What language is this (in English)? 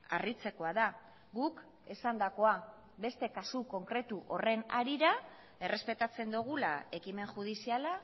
Basque